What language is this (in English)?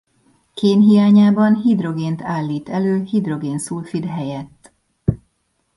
Hungarian